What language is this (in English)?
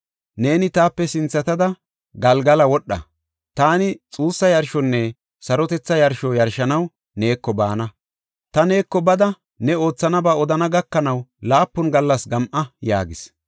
Gofa